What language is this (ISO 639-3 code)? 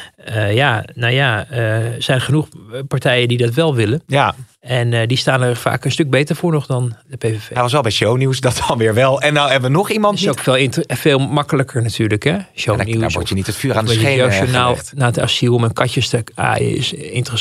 nld